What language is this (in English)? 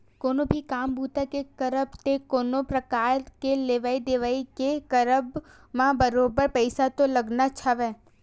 Chhattisgarhi